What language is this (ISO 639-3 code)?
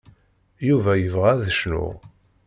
kab